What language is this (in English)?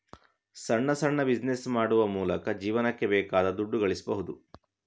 Kannada